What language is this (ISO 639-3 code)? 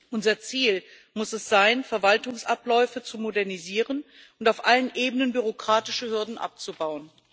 deu